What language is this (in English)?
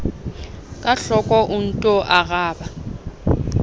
Southern Sotho